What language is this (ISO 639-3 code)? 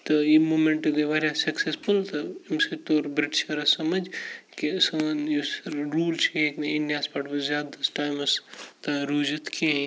kas